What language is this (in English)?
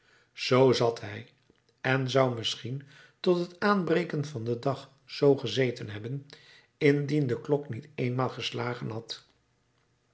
Dutch